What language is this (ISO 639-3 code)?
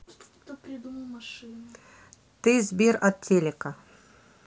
rus